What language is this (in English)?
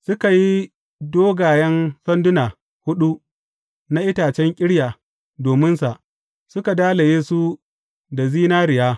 Hausa